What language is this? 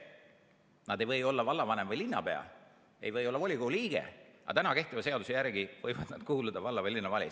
Estonian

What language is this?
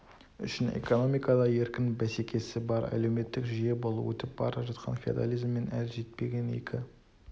Kazakh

